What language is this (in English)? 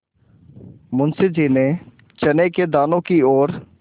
Hindi